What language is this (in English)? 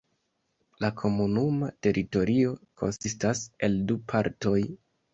Esperanto